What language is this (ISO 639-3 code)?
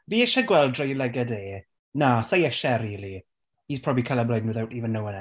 cym